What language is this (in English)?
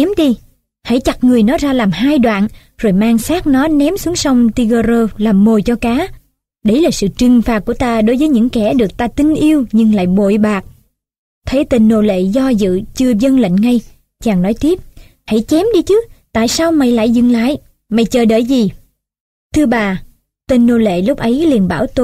Vietnamese